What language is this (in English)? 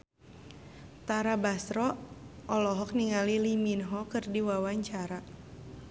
Sundanese